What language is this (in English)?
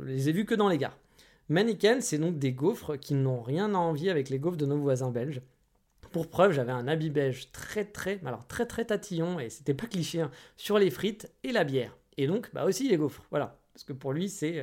French